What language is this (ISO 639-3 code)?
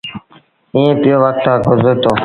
sbn